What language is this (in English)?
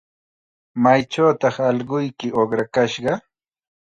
Chiquián Ancash Quechua